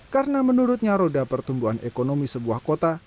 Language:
Indonesian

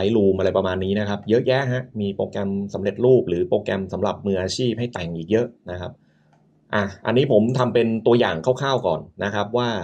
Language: Thai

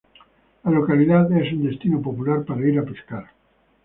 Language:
Spanish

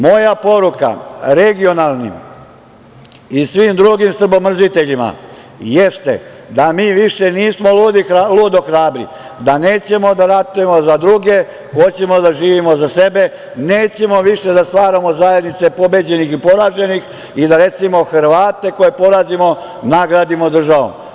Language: Serbian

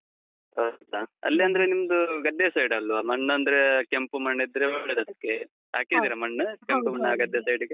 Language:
Kannada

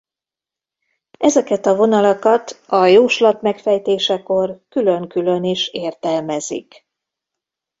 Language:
Hungarian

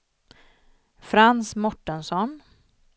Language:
Swedish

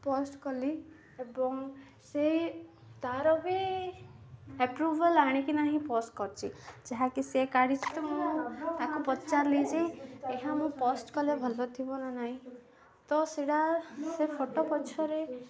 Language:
Odia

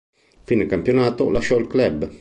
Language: Italian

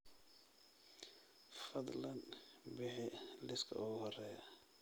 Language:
Somali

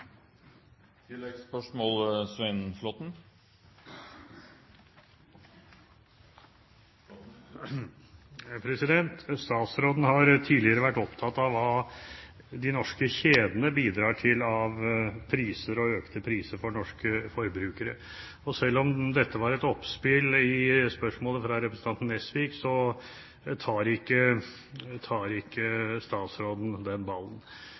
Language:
Norwegian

